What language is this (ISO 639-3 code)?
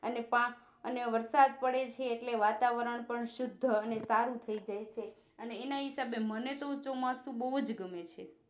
guj